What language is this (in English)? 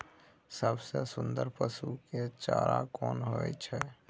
Maithili